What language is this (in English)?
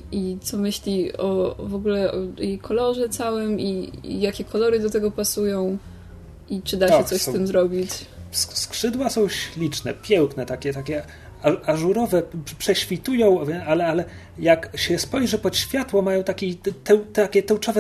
Polish